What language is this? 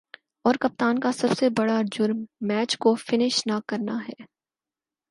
Urdu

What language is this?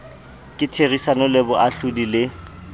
Southern Sotho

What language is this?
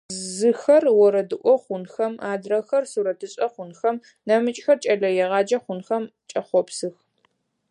Adyghe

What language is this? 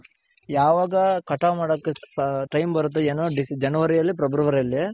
Kannada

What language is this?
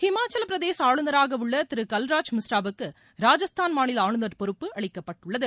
Tamil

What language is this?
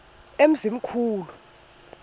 Xhosa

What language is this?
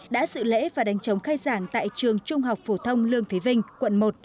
Vietnamese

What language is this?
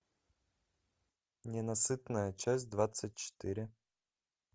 Russian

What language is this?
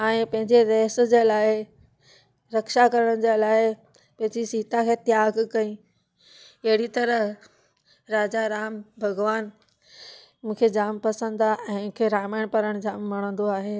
Sindhi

